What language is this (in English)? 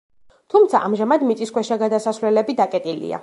Georgian